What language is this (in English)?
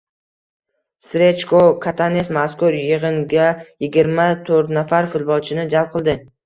Uzbek